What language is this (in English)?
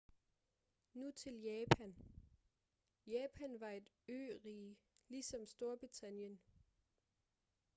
Danish